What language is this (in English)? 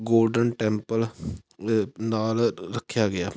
Punjabi